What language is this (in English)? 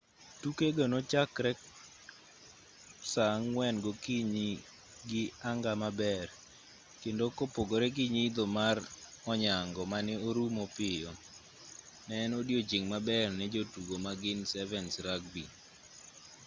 Luo (Kenya and Tanzania)